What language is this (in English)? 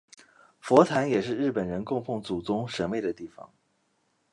Chinese